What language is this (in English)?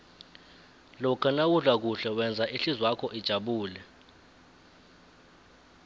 South Ndebele